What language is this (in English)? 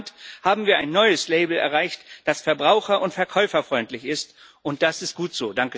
German